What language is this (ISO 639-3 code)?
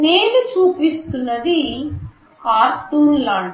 tel